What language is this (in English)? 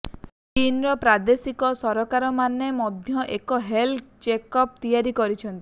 Odia